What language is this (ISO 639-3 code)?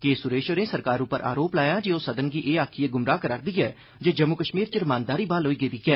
doi